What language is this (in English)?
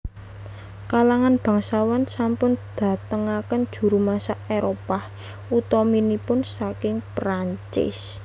Javanese